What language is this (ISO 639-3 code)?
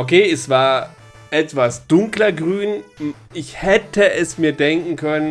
deu